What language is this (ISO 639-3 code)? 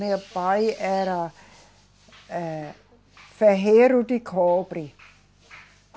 por